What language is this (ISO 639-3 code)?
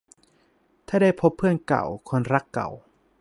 tha